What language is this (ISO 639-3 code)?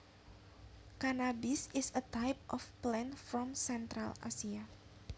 jav